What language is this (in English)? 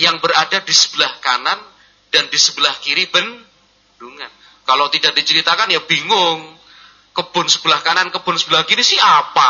Indonesian